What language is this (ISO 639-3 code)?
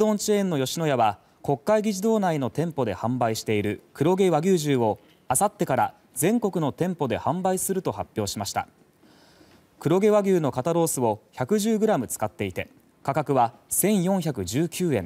jpn